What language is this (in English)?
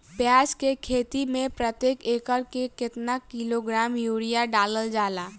Bhojpuri